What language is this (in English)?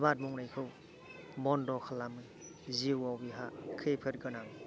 Bodo